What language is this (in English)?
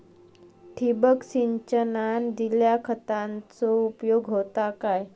Marathi